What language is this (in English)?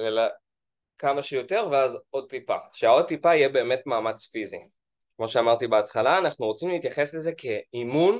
Hebrew